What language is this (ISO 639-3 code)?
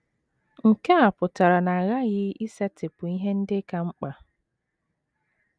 ibo